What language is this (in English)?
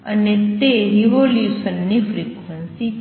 Gujarati